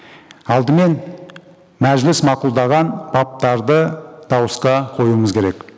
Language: Kazakh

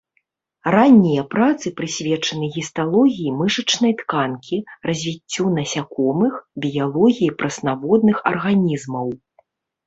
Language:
Belarusian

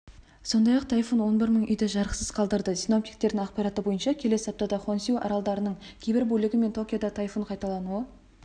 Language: Kazakh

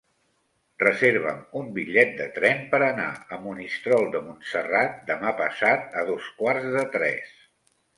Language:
Catalan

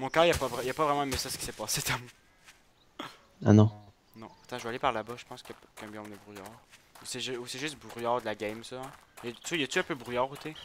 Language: French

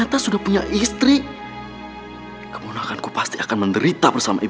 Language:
Indonesian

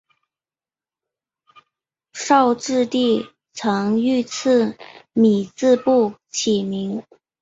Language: Chinese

